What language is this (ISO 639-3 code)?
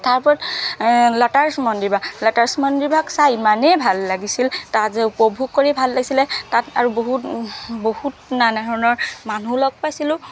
asm